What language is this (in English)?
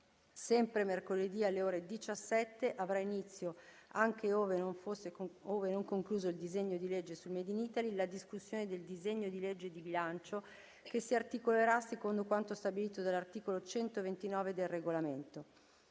Italian